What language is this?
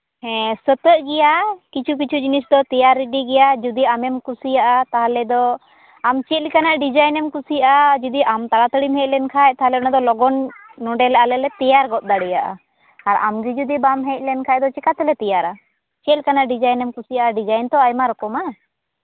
Santali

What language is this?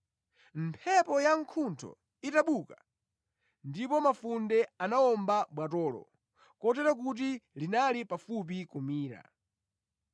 Nyanja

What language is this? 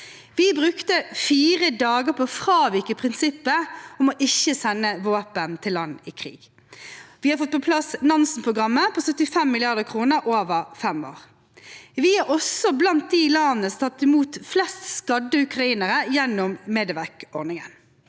Norwegian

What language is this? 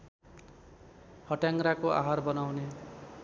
Nepali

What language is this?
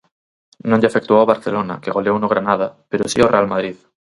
Galician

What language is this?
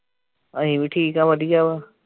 Punjabi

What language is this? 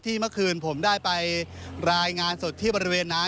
Thai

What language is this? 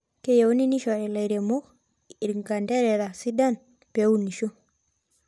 Masai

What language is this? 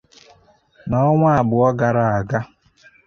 Igbo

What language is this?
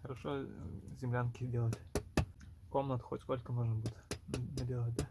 Russian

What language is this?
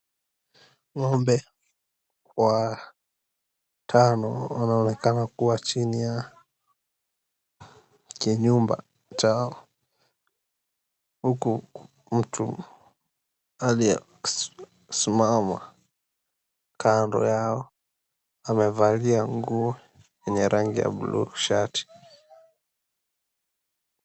Swahili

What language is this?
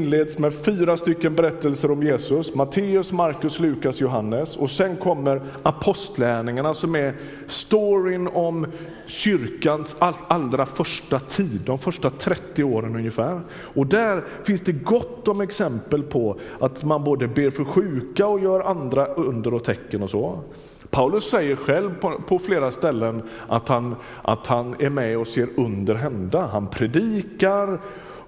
Swedish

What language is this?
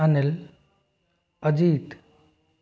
Hindi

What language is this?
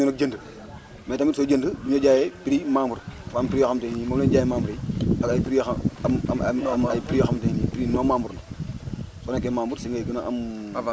Wolof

